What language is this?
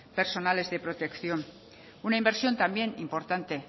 Spanish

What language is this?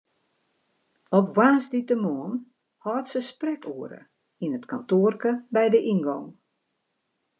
Western Frisian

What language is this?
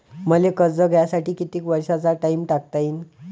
Marathi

